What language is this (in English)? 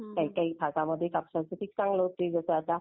Marathi